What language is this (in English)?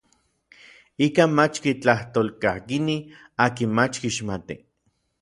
Orizaba Nahuatl